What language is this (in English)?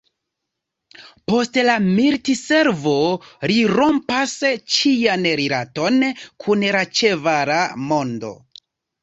Esperanto